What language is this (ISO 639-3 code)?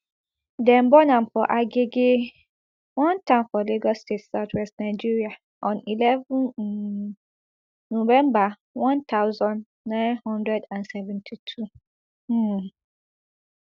pcm